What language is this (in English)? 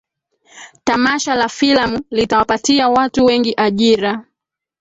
Swahili